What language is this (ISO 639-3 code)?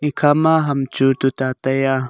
nnp